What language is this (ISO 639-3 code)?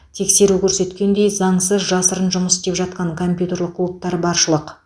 kaz